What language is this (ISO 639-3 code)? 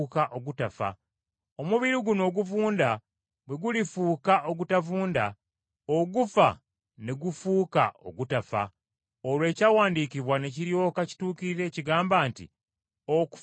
lug